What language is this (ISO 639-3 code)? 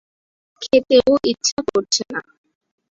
ben